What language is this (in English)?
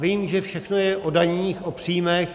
Czech